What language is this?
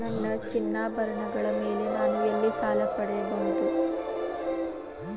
Kannada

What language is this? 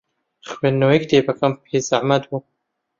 Central Kurdish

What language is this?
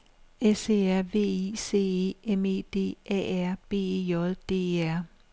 Danish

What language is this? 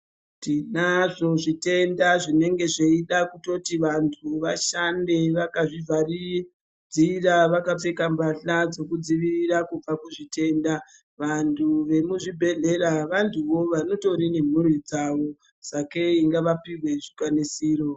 Ndau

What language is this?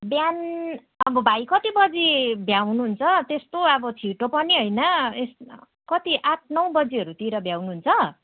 Nepali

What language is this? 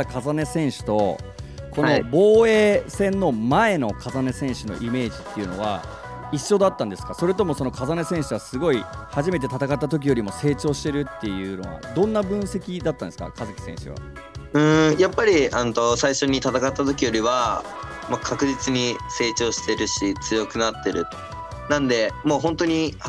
Japanese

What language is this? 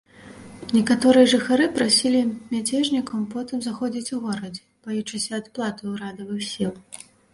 Belarusian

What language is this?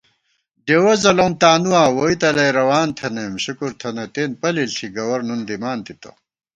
Gawar-Bati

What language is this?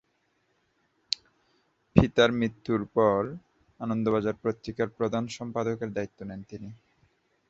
Bangla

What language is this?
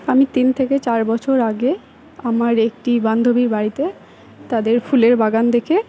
Bangla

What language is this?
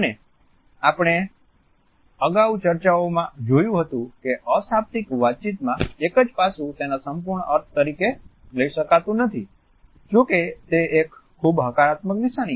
Gujarati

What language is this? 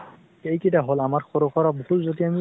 Assamese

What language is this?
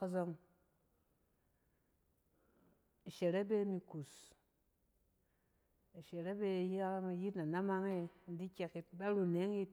Cen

